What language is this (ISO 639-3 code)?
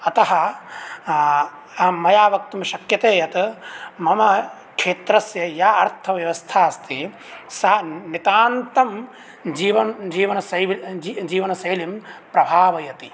san